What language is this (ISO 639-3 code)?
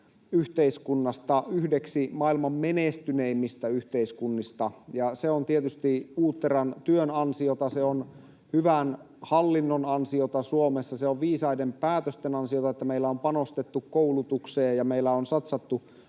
fin